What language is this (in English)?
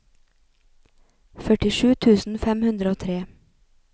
Norwegian